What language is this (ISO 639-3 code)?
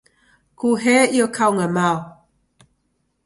dav